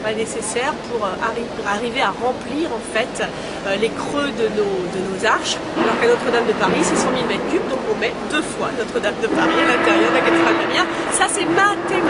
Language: French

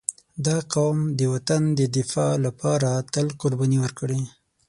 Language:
Pashto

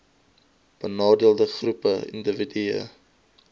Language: Afrikaans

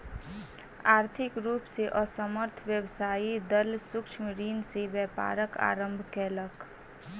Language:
Maithili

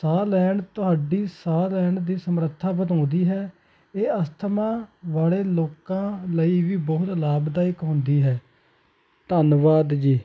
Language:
Punjabi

